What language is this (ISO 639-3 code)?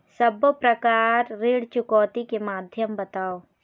hne